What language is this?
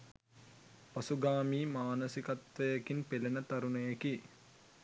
Sinhala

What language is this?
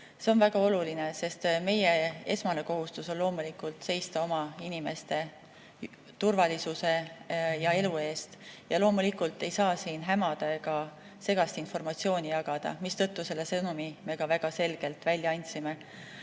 Estonian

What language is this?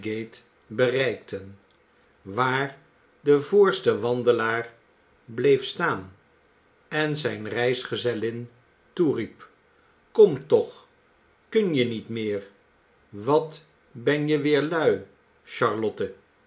Dutch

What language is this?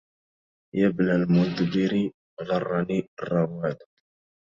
Arabic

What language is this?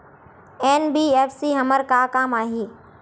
Chhattisgarhi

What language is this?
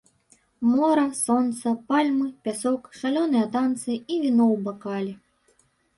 Belarusian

